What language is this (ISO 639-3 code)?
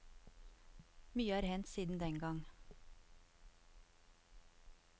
nor